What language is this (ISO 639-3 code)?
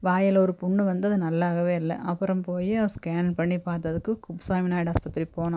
tam